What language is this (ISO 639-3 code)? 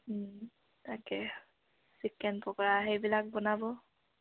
asm